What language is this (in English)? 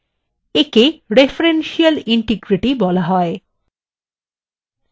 Bangla